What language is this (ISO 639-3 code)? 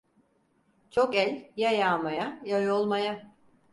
tur